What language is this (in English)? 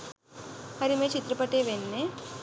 Sinhala